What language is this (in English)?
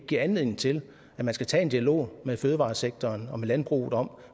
Danish